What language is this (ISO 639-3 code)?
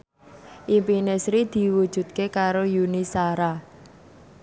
jav